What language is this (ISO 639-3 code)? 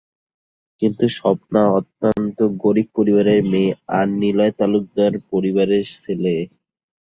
ben